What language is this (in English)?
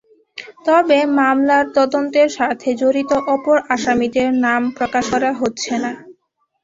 Bangla